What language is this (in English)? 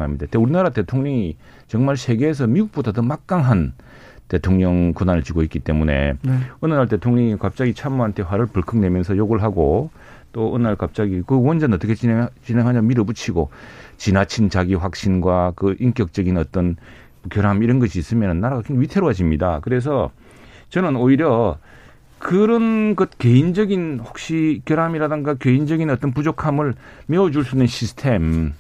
Korean